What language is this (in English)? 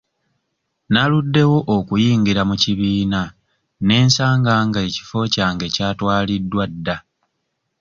Ganda